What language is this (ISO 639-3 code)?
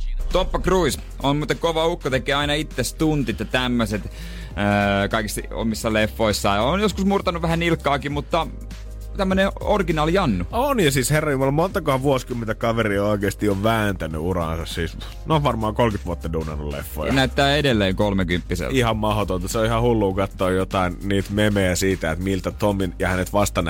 fin